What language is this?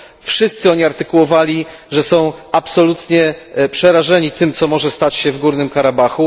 Polish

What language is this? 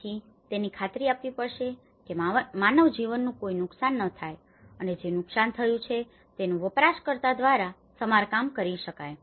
Gujarati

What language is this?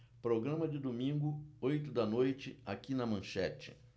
Portuguese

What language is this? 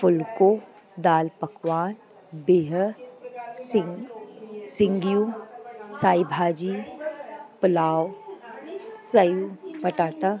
Sindhi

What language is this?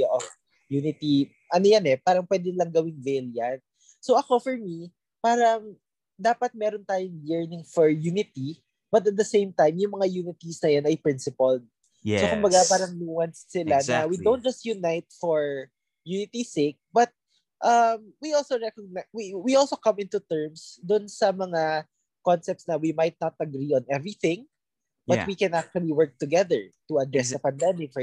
Filipino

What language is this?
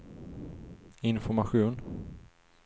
Swedish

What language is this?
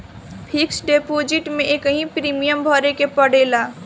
Bhojpuri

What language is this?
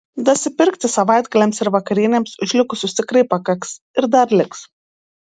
Lithuanian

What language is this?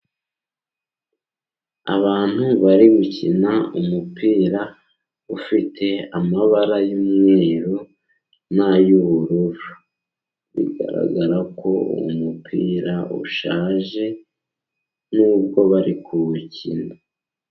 Kinyarwanda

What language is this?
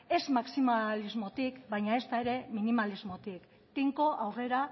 Basque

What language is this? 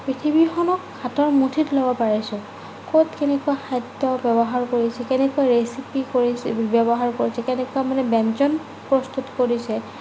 Assamese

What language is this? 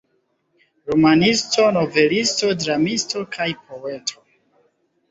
Esperanto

